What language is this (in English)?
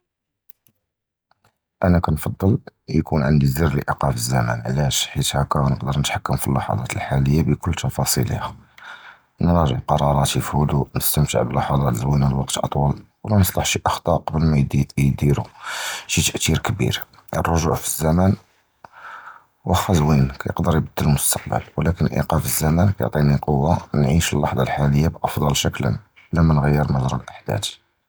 Judeo-Arabic